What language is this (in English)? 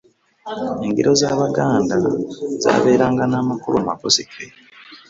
Ganda